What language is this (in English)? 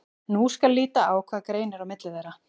Icelandic